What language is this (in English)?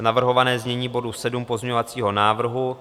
Czech